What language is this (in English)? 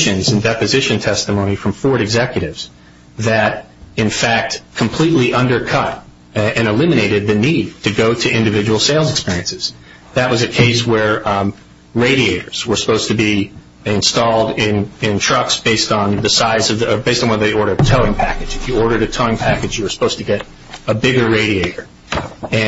English